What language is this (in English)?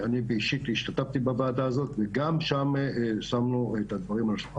Hebrew